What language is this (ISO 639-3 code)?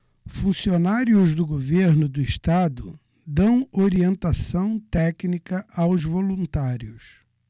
por